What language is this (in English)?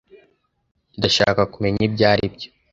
Kinyarwanda